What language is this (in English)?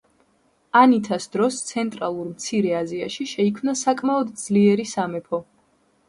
Georgian